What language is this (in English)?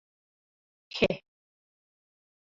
Mari